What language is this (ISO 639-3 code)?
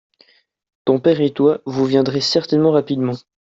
fra